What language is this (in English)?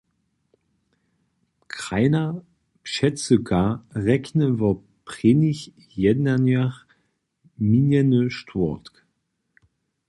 Upper Sorbian